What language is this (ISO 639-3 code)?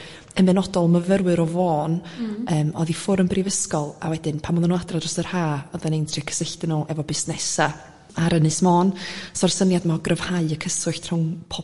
cym